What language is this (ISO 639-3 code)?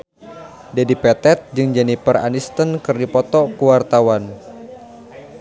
sun